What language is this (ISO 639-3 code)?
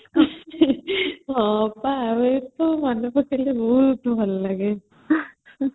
ori